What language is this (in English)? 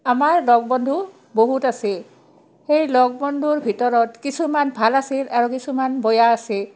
Assamese